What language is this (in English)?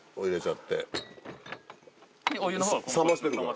Japanese